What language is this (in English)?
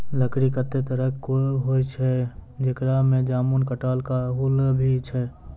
Maithili